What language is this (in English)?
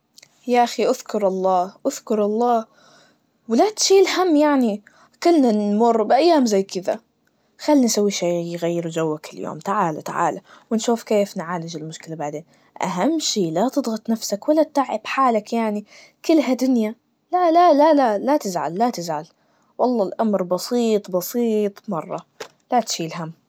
Najdi Arabic